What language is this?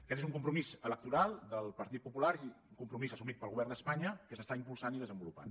Catalan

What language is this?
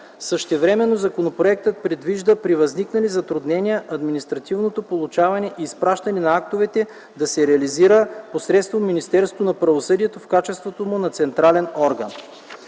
Bulgarian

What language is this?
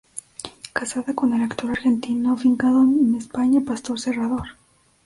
Spanish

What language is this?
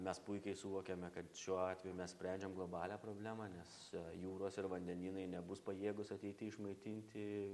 Lithuanian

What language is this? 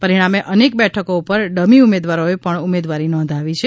Gujarati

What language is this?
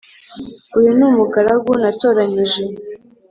Kinyarwanda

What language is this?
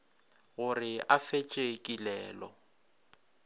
Northern Sotho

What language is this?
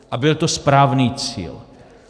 Czech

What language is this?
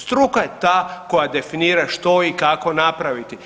Croatian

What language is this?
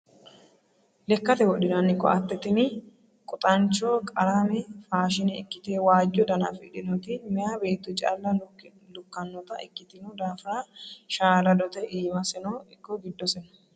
Sidamo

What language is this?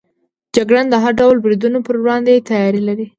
Pashto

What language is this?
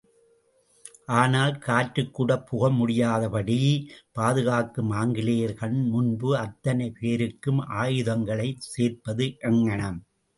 Tamil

